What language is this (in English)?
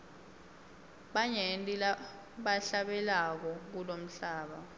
Swati